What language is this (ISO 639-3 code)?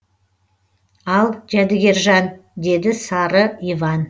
kaz